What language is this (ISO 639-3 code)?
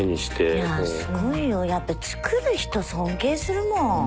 jpn